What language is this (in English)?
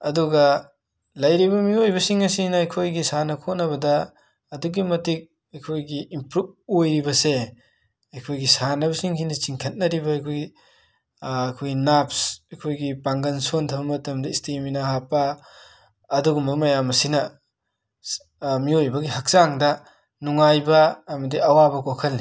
Manipuri